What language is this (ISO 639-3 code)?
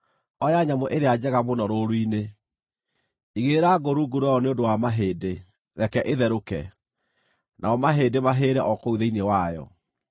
kik